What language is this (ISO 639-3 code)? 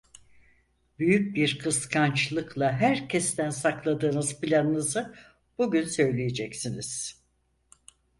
tur